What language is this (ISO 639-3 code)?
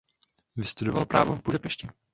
ces